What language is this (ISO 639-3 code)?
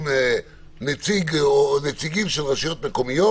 heb